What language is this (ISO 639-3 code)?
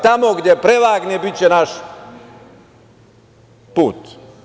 srp